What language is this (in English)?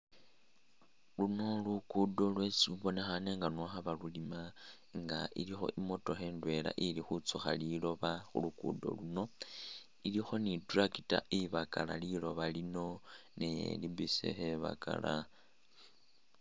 Masaaba